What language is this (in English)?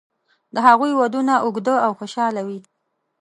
Pashto